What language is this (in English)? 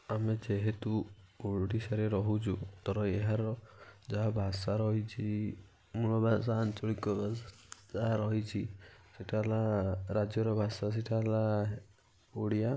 Odia